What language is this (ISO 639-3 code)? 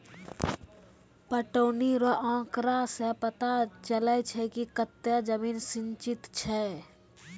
mai